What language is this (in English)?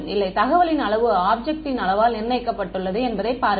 Tamil